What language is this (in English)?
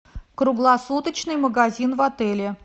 Russian